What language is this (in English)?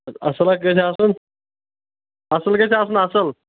Kashmiri